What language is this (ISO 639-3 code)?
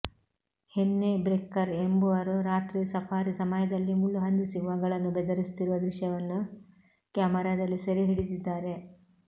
kan